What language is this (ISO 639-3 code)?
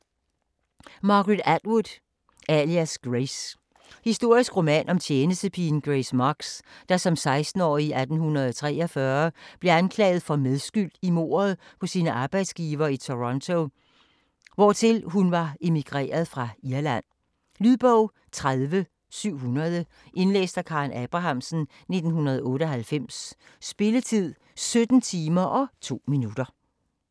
dan